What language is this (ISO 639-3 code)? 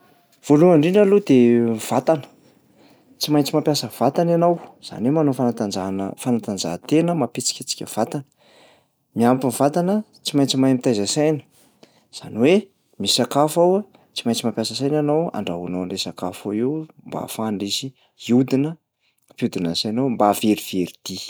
mlg